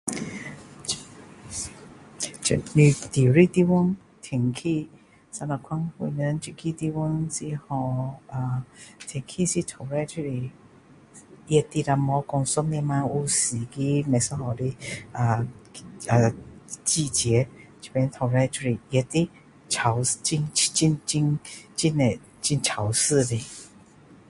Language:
Min Dong Chinese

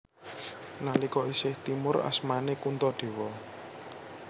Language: Javanese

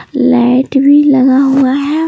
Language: Hindi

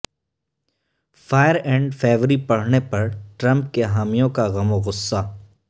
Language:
Urdu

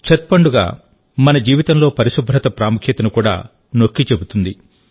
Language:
Telugu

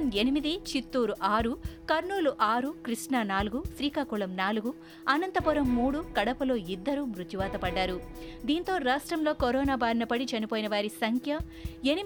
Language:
Telugu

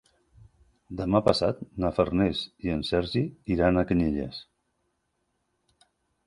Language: Catalan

